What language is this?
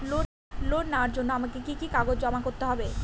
Bangla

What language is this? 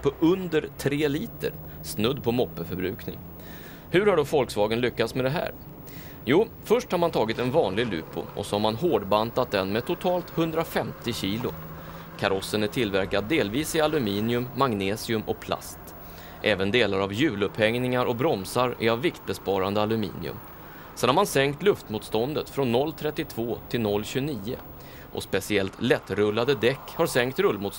Swedish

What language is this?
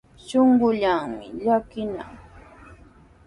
Sihuas Ancash Quechua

